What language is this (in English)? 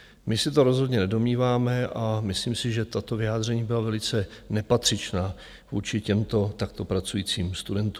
Czech